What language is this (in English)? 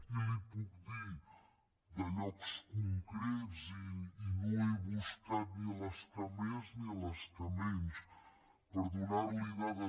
Catalan